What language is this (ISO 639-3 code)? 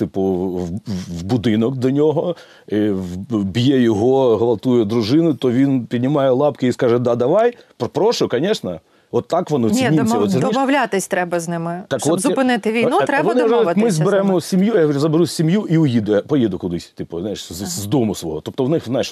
ukr